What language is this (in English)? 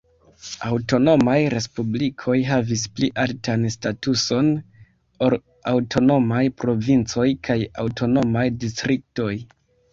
Esperanto